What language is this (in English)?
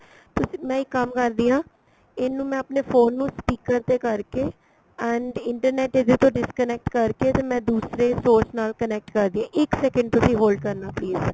Punjabi